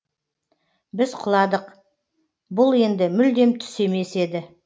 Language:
Kazakh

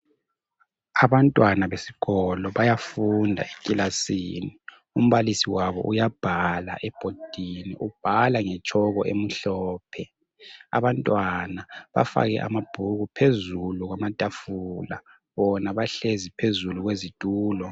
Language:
North Ndebele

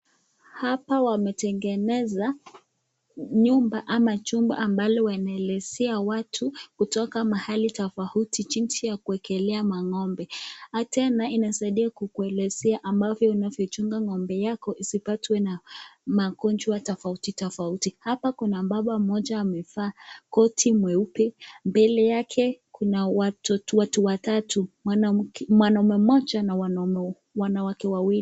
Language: Swahili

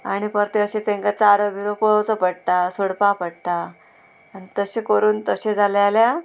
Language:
Konkani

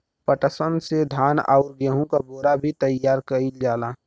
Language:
Bhojpuri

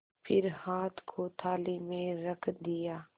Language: Hindi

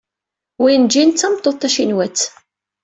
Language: Kabyle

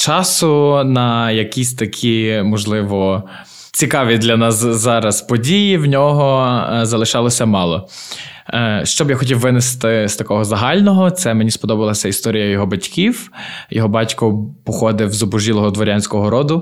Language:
Ukrainian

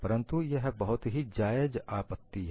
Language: Hindi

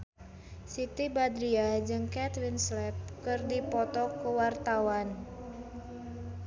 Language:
Sundanese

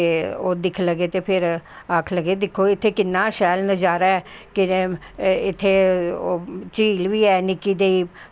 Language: Dogri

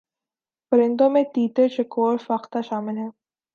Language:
Urdu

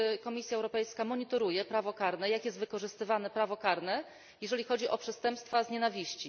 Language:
Polish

